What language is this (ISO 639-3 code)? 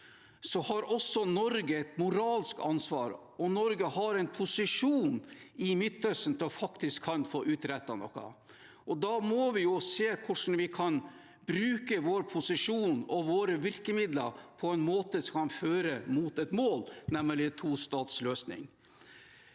nor